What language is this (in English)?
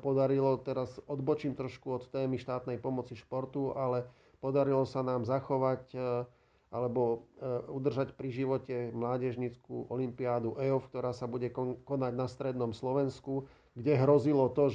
Slovak